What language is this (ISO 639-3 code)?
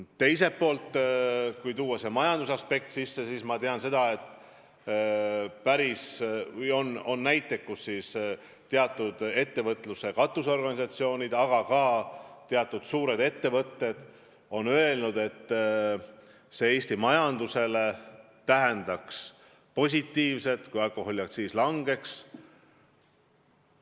est